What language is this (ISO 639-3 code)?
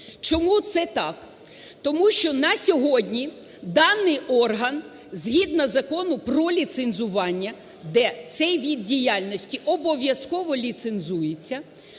ukr